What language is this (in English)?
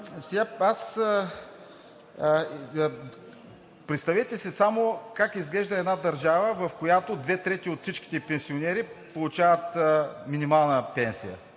Bulgarian